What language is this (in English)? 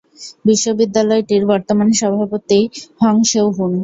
Bangla